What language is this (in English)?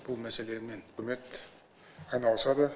Kazakh